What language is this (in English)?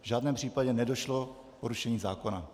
Czech